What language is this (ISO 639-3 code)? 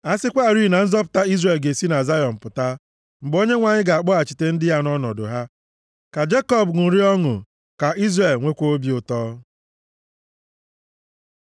ibo